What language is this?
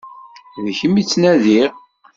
Kabyle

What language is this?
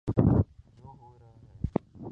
Urdu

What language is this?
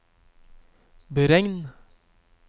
Norwegian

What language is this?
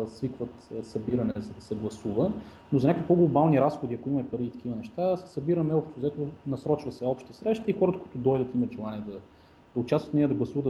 Bulgarian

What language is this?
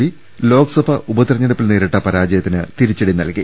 Malayalam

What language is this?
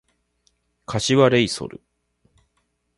Japanese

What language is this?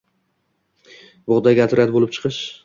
Uzbek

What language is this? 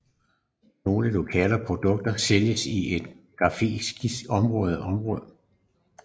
Danish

